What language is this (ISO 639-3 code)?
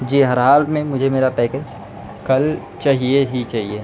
urd